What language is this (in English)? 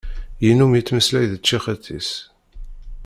Kabyle